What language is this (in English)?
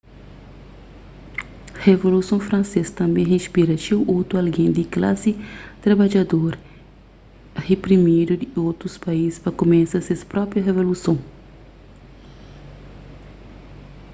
Kabuverdianu